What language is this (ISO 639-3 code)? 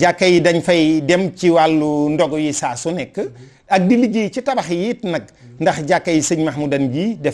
fra